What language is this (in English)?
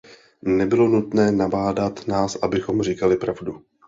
Czech